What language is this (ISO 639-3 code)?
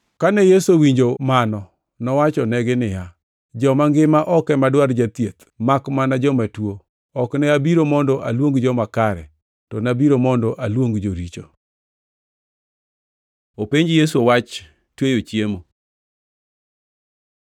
luo